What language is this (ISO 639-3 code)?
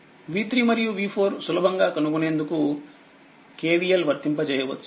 tel